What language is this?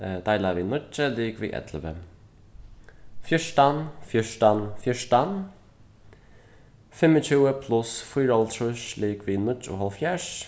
Faroese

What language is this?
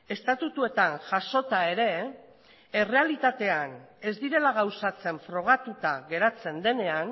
Basque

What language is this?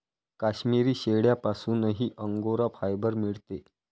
Marathi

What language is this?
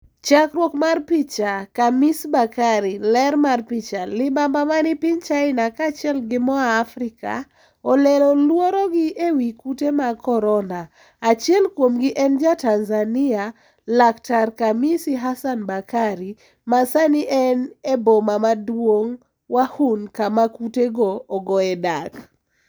Luo (Kenya and Tanzania)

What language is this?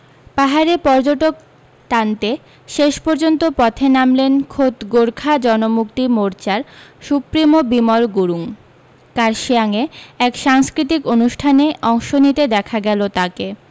Bangla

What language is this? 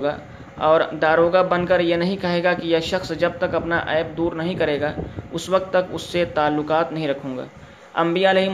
Urdu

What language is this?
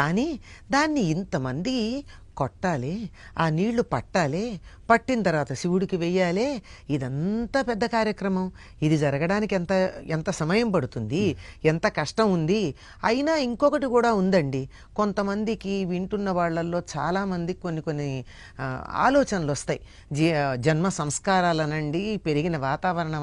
Telugu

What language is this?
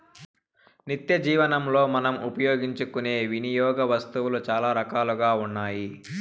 Telugu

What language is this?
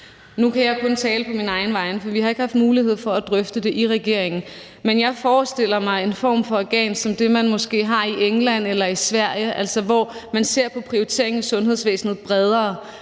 Danish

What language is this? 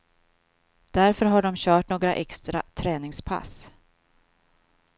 Swedish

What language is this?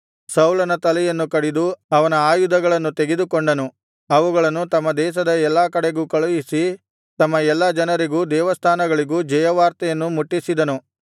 Kannada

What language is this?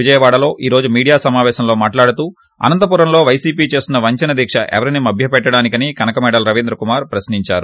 Telugu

